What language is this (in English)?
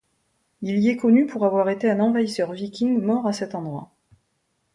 French